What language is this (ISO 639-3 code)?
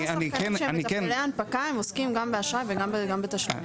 heb